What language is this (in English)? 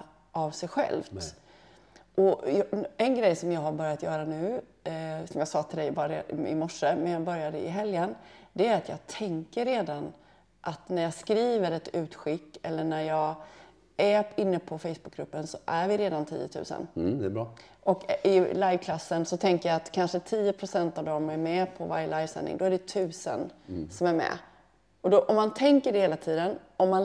Swedish